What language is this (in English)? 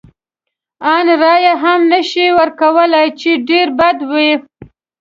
Pashto